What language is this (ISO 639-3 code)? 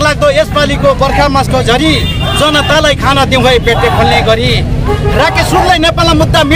ind